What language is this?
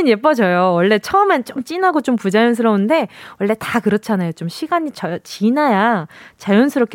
Korean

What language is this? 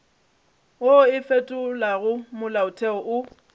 Northern Sotho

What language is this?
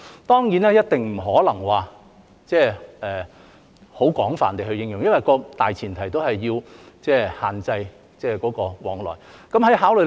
Cantonese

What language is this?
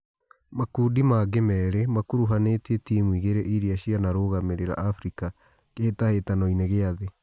Kikuyu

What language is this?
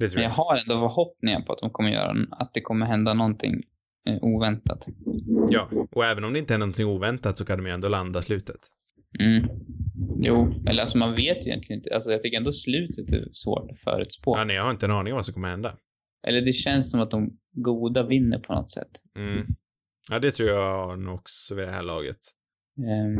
Swedish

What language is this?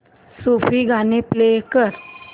Marathi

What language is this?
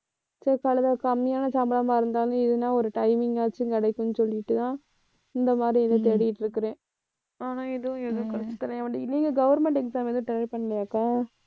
Tamil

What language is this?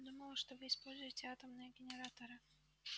Russian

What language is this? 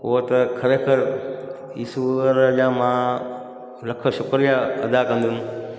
Sindhi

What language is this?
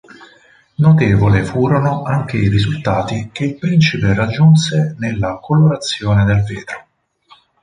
Italian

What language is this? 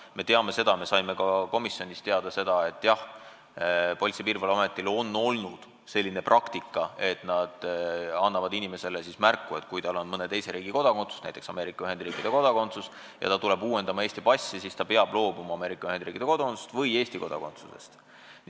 Estonian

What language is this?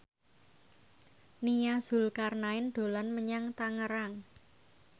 Javanese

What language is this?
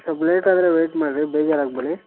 Kannada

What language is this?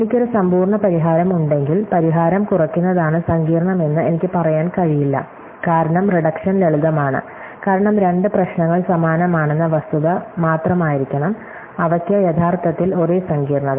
Malayalam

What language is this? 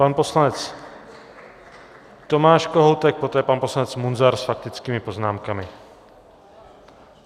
Czech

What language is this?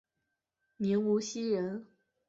Chinese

